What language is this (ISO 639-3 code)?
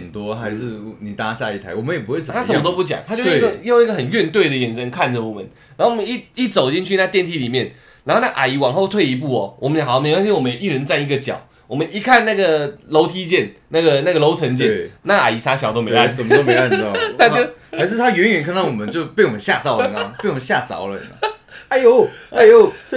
zho